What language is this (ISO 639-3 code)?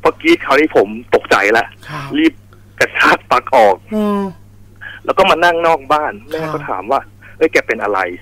tha